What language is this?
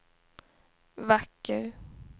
Swedish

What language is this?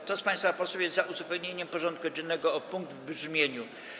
Polish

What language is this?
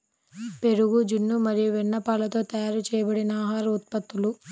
Telugu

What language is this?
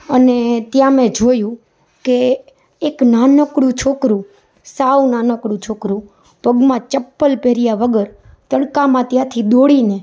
Gujarati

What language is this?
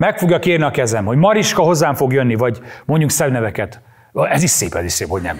Hungarian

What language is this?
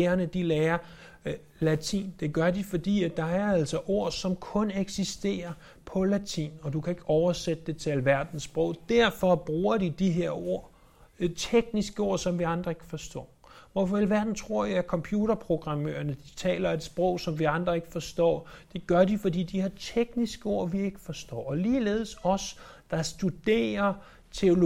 Danish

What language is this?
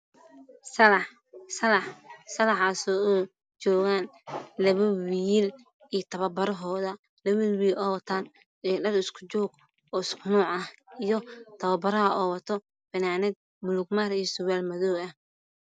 Somali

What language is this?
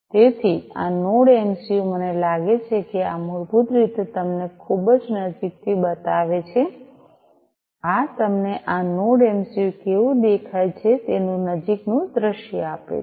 Gujarati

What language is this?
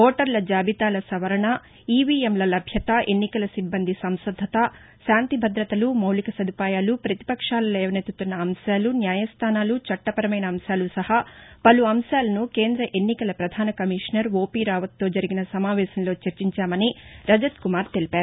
Telugu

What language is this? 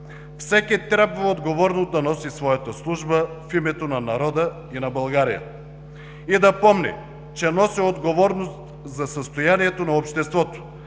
Bulgarian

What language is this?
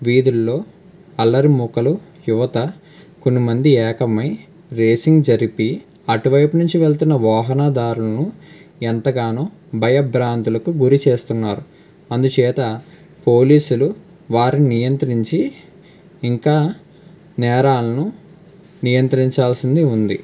Telugu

